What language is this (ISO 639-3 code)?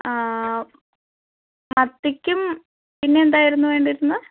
mal